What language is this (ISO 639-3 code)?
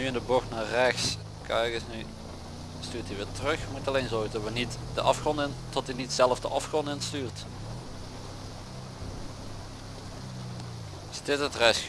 nld